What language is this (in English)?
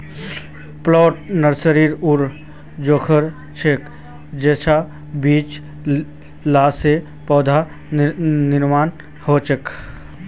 Magahi